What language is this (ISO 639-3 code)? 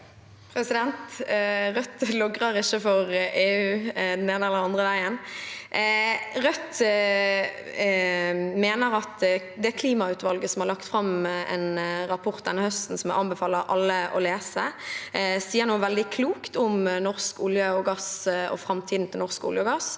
nor